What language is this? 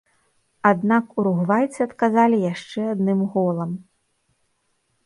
Belarusian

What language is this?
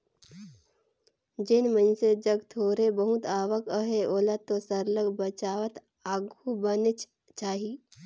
Chhattisgarhi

